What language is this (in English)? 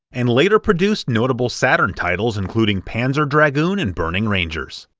English